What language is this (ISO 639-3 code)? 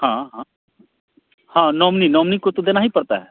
hin